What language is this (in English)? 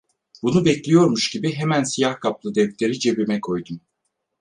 Turkish